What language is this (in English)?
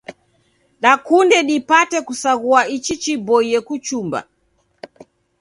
Taita